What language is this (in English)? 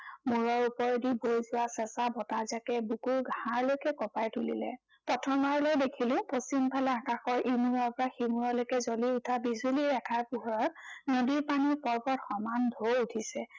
Assamese